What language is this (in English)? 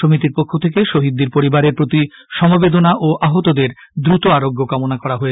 Bangla